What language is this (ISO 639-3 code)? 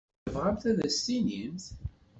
kab